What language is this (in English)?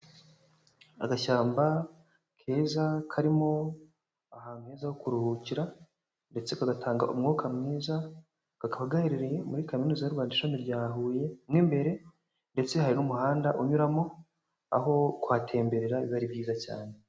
Kinyarwanda